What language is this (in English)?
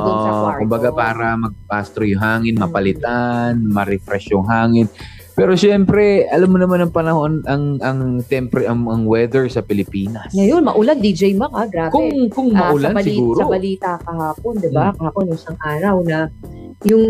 Filipino